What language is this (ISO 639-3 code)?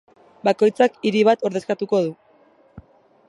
eus